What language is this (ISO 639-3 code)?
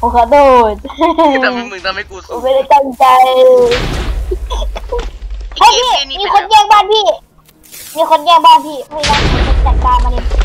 tha